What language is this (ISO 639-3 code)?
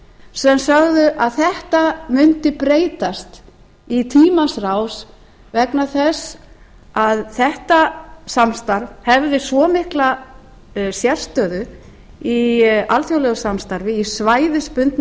isl